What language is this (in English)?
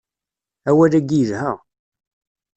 Kabyle